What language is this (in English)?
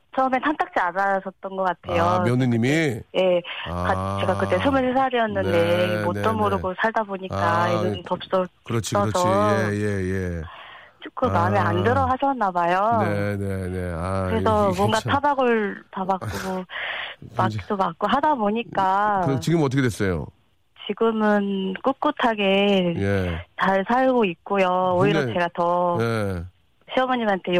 Korean